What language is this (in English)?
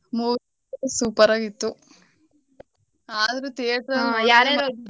Kannada